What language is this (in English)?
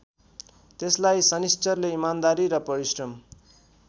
Nepali